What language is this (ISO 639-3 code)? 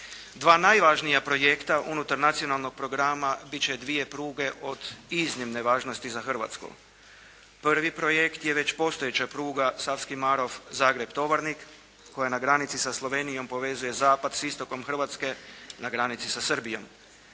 hrv